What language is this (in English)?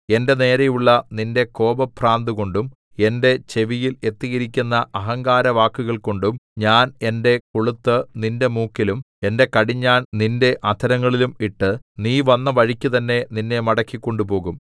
Malayalam